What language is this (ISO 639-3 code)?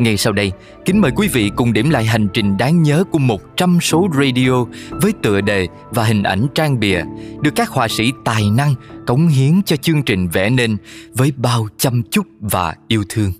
vie